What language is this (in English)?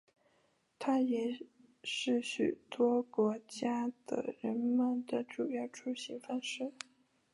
Chinese